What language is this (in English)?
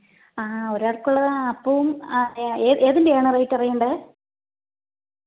Malayalam